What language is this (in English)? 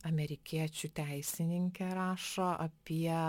Lithuanian